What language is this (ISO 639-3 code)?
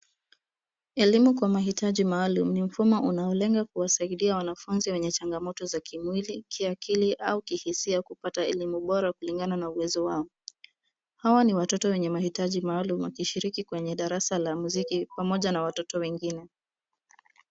swa